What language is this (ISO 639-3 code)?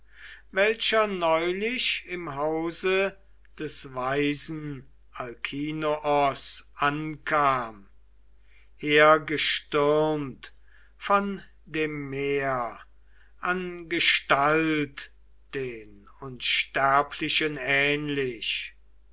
deu